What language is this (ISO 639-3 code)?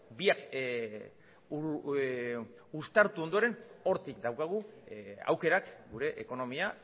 eus